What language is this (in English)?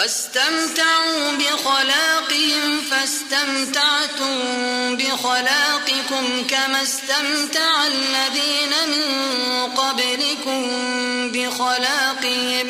Arabic